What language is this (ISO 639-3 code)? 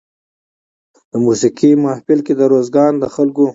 pus